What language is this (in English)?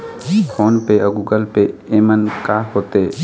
Chhattisgarhi